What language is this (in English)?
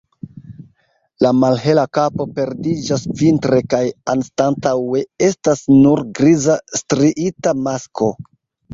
Esperanto